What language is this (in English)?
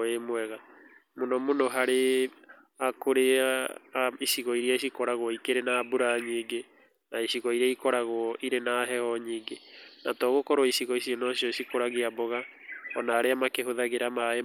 Kikuyu